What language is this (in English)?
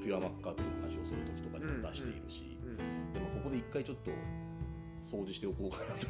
Japanese